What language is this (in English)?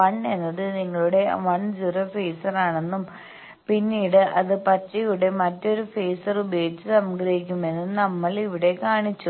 Malayalam